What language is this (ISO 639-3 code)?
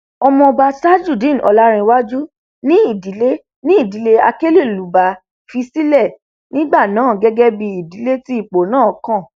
yor